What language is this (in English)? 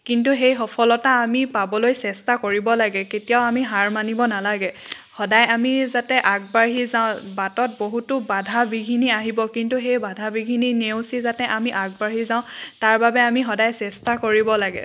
Assamese